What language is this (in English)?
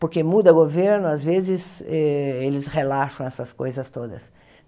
Portuguese